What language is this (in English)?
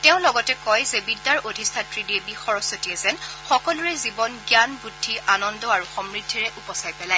Assamese